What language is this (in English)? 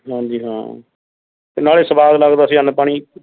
Punjabi